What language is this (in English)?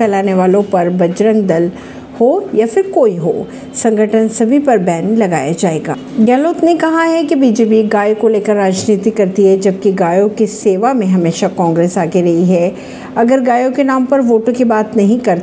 Hindi